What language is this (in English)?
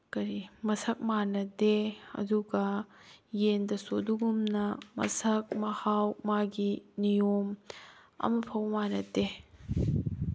Manipuri